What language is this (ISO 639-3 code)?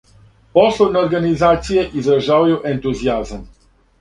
srp